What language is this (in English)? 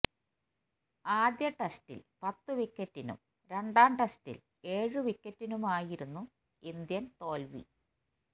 Malayalam